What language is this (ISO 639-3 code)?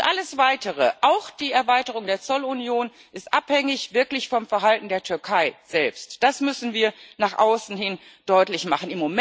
deu